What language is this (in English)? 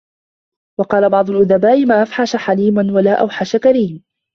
Arabic